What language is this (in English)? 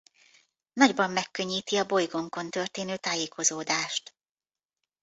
Hungarian